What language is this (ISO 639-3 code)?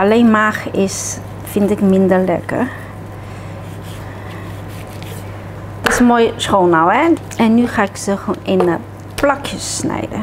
nld